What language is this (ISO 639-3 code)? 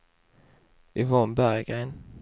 swe